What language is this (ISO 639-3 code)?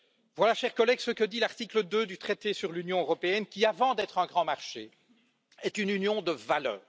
fra